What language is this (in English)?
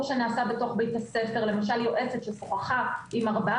Hebrew